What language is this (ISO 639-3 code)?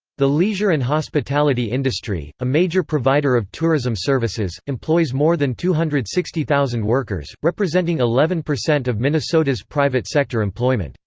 eng